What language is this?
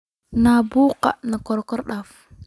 Somali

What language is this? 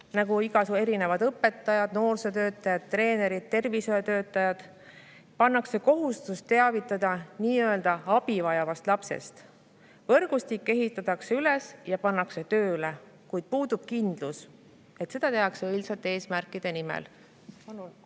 Estonian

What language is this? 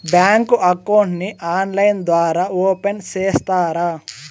Telugu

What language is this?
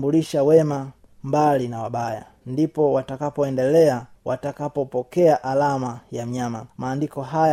Swahili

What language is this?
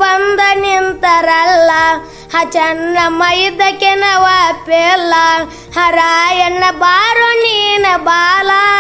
Kannada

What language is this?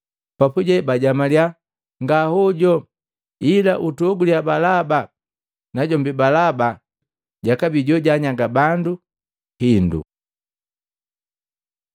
Matengo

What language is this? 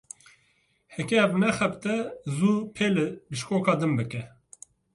Kurdish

